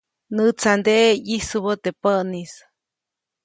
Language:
Copainalá Zoque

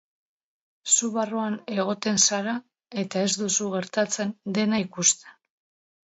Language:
Basque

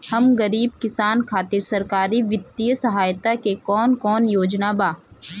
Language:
Bhojpuri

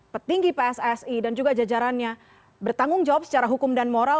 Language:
Indonesian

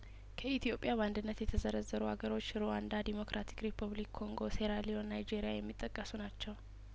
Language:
Amharic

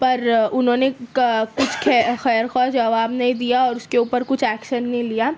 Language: Urdu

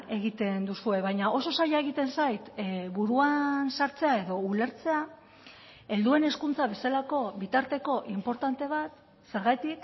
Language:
Basque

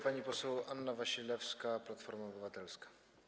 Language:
Polish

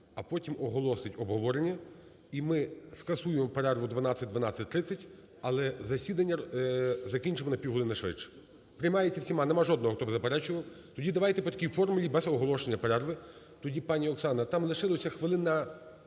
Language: Ukrainian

